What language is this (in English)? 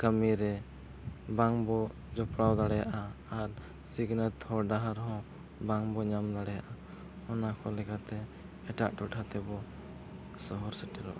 Santali